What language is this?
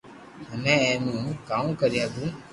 Loarki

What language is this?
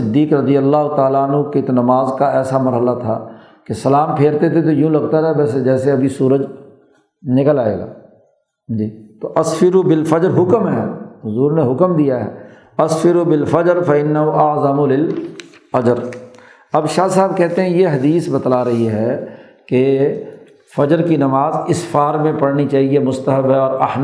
Urdu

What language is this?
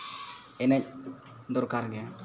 Santali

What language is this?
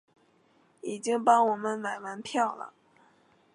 Chinese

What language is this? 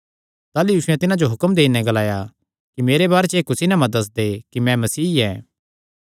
Kangri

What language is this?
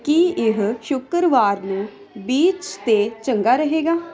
Punjabi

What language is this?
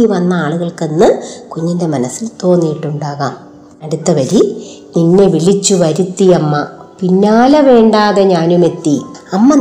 Malayalam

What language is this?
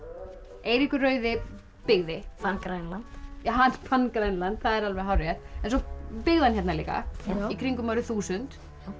Icelandic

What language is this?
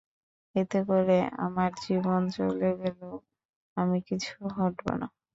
Bangla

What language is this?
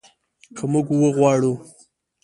Pashto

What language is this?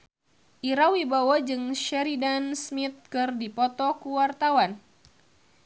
Sundanese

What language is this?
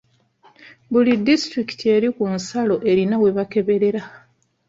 Ganda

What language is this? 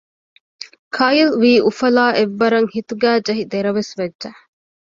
Divehi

